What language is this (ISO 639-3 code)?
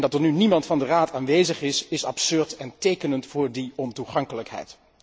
nld